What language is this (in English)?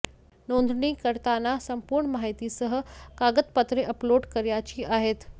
Marathi